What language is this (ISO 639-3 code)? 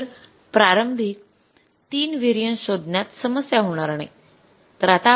mar